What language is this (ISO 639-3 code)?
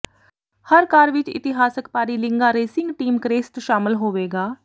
pan